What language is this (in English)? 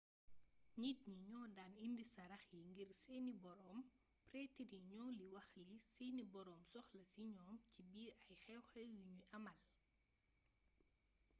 Wolof